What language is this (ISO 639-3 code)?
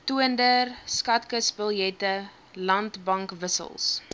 afr